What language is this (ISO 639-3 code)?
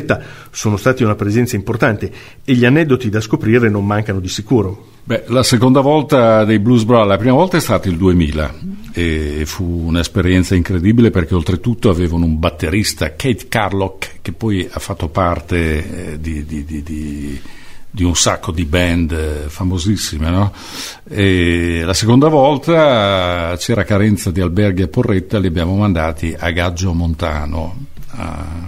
ita